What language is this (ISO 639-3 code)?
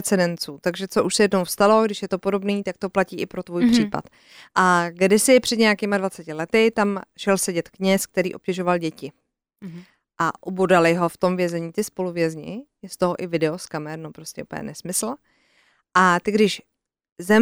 ces